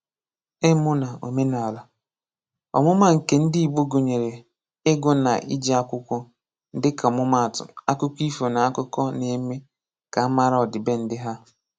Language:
Igbo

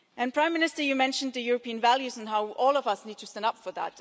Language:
English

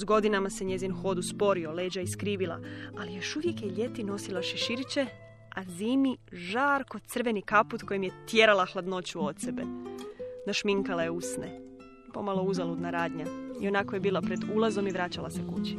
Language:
Croatian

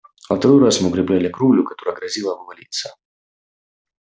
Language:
Russian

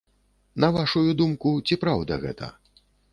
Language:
Belarusian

